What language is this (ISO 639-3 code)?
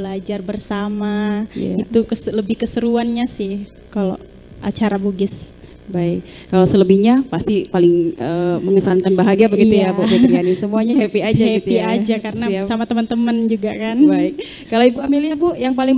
ind